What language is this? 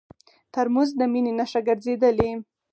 Pashto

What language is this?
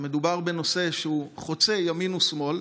Hebrew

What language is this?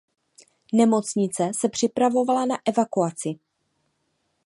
Czech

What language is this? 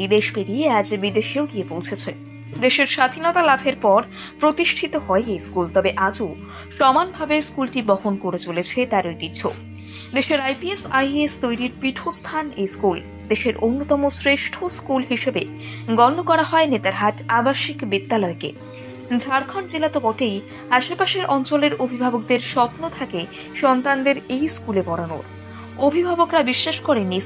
Bangla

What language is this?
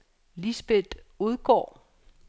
Danish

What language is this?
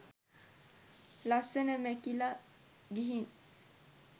Sinhala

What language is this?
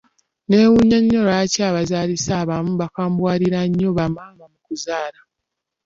Ganda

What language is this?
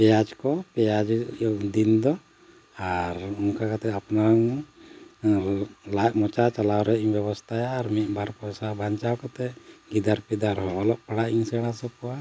Santali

